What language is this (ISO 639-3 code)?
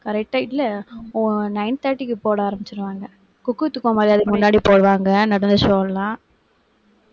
tam